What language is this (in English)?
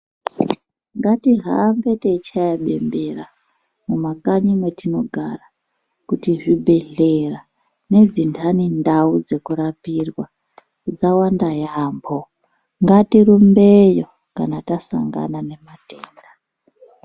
Ndau